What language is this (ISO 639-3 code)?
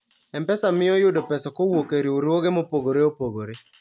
luo